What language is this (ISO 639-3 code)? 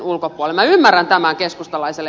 fin